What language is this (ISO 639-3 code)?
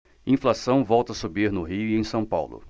por